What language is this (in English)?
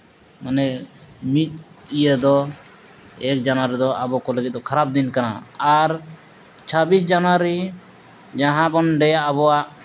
Santali